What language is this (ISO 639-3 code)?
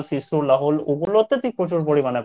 ben